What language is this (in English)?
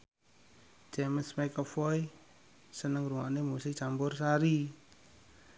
Javanese